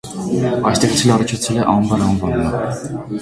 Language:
Armenian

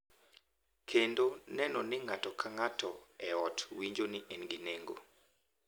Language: Luo (Kenya and Tanzania)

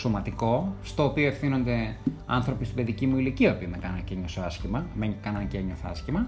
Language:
Greek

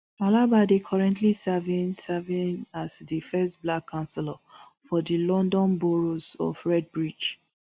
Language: Nigerian Pidgin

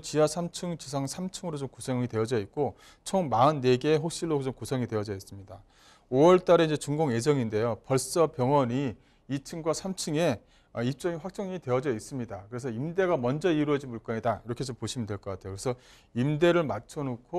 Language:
Korean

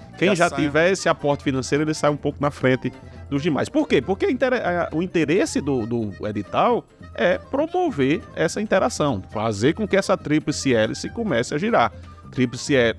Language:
Portuguese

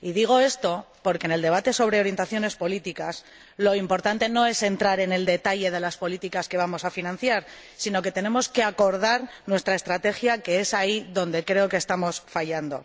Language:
Spanish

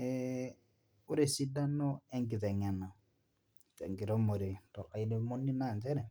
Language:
Masai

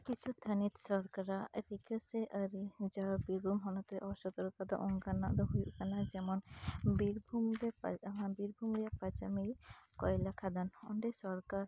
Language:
Santali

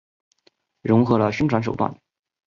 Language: Chinese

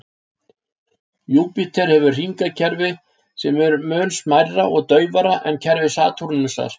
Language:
Icelandic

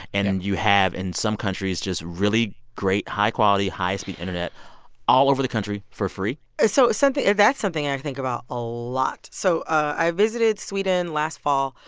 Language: English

